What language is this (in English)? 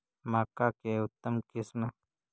Magahi